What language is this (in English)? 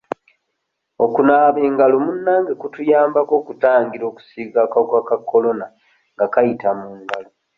Ganda